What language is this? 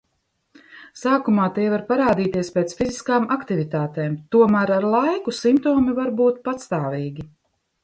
Latvian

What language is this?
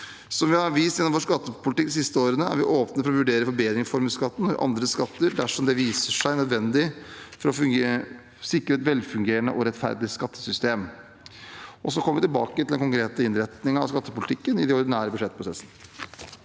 Norwegian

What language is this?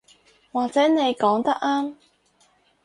Cantonese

